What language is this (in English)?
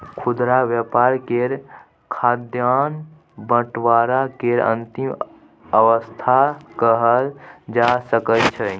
Maithili